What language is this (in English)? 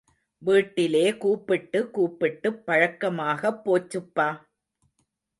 Tamil